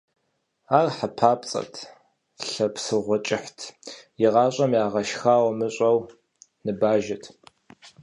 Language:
Kabardian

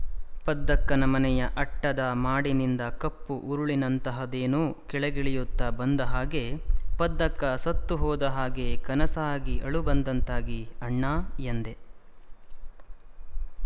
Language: Kannada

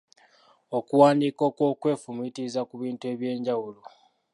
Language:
Ganda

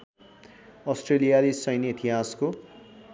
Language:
Nepali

